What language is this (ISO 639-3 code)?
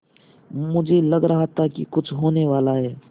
hin